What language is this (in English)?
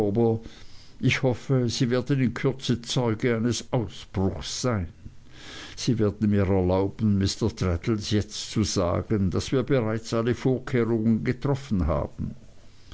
German